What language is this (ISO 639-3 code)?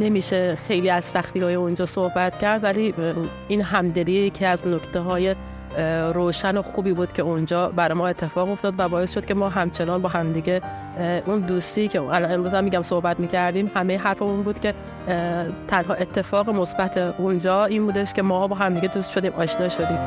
fas